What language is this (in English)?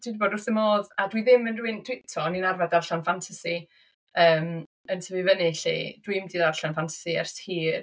Welsh